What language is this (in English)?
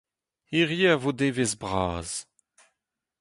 Breton